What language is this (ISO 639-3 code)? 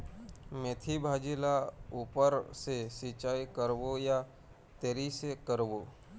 hne